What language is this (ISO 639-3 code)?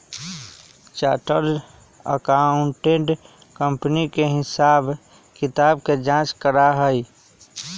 mag